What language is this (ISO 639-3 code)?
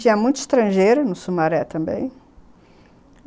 por